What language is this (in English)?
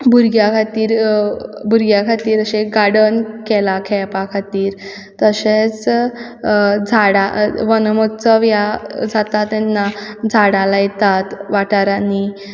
Konkani